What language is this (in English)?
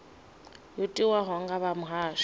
Venda